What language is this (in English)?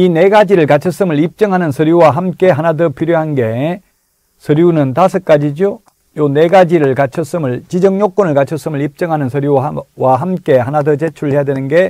Korean